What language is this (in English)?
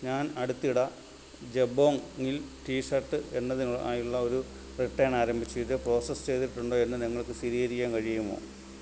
Malayalam